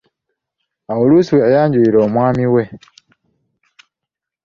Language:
Ganda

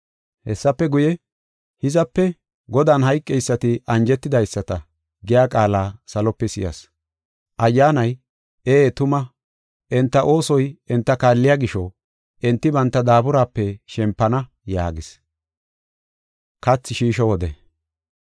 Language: Gofa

